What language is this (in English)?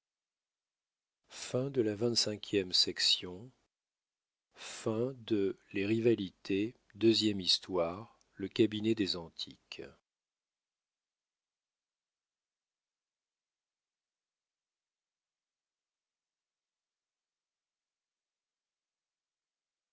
French